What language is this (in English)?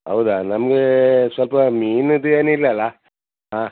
Kannada